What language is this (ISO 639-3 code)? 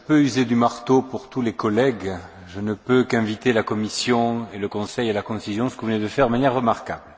fra